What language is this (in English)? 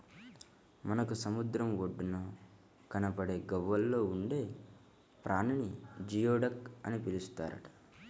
Telugu